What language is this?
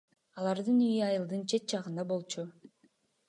Kyrgyz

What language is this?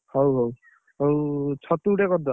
Odia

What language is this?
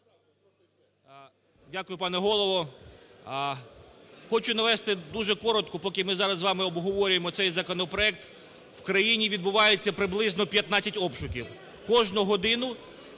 Ukrainian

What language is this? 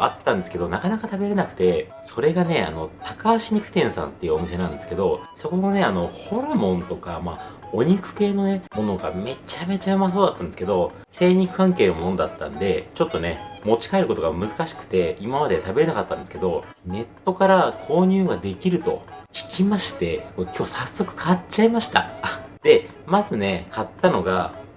Japanese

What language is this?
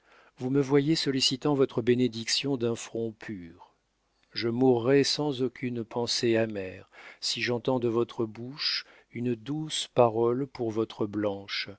French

